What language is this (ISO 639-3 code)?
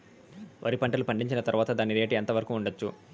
tel